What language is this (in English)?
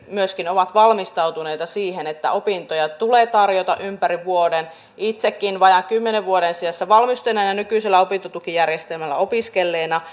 Finnish